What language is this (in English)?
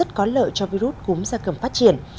Vietnamese